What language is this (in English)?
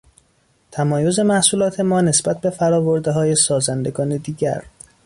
Persian